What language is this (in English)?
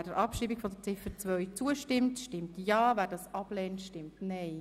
Swiss German